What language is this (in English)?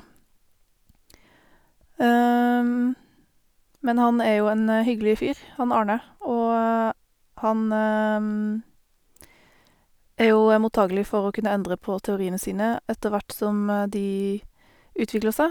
Norwegian